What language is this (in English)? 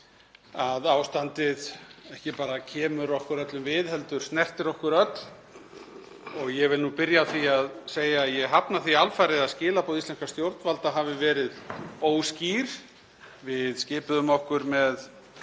Icelandic